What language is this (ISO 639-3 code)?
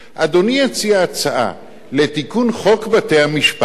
heb